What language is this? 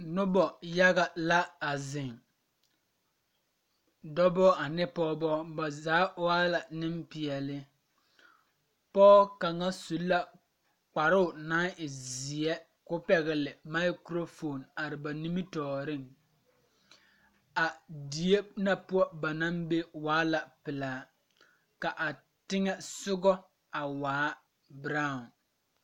Southern Dagaare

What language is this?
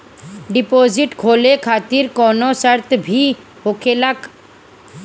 Bhojpuri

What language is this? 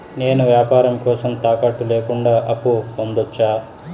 Telugu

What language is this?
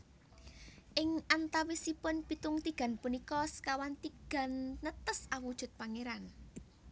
Javanese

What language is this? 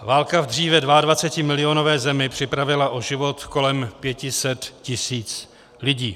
Czech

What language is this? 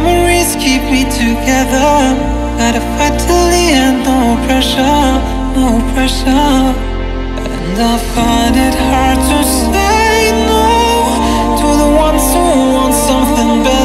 English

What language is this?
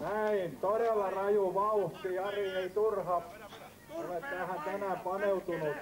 Finnish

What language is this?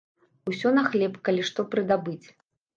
Belarusian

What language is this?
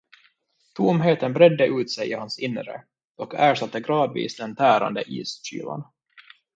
Swedish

